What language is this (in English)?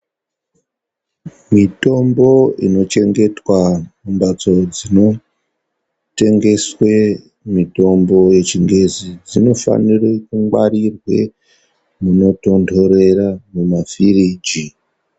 Ndau